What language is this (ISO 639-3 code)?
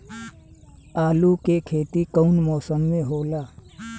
bho